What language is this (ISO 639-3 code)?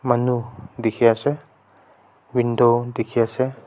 nag